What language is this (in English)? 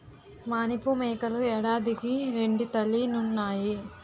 Telugu